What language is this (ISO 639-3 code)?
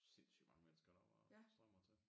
dan